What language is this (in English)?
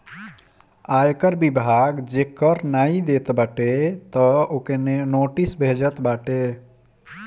Bhojpuri